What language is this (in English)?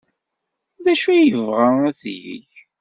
Kabyle